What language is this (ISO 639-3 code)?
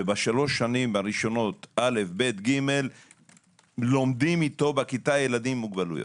heb